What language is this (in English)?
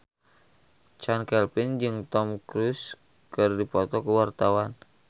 Sundanese